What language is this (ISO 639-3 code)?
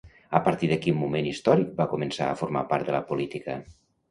cat